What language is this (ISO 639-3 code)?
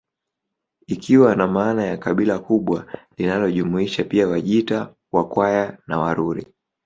swa